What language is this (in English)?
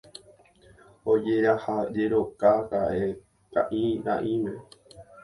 Guarani